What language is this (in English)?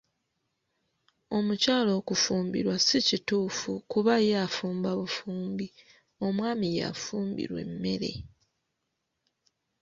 Ganda